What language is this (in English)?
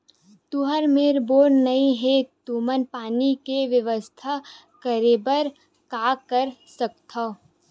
Chhattisgarhi